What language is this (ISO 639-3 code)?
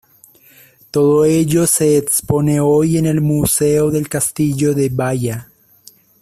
spa